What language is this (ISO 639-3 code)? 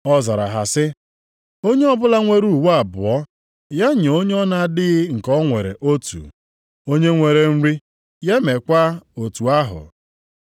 ibo